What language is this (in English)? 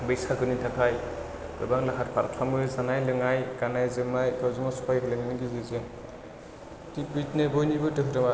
Bodo